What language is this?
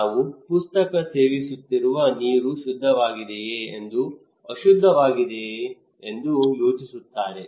Kannada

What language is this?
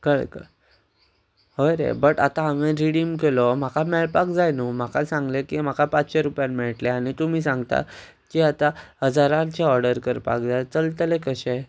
Konkani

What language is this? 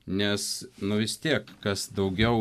Lithuanian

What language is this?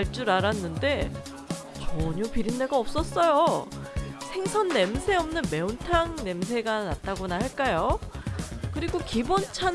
Korean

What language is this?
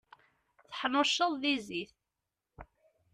Kabyle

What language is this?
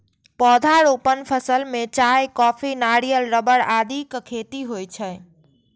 Maithili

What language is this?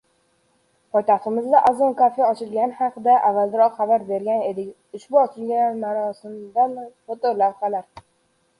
Uzbek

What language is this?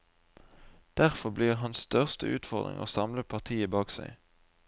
Norwegian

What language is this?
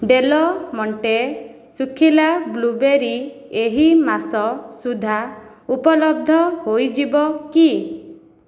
Odia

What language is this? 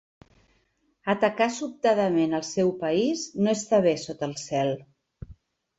Catalan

